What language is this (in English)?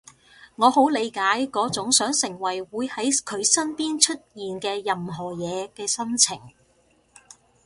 Cantonese